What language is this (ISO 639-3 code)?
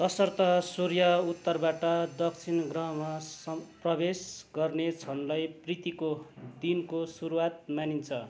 nep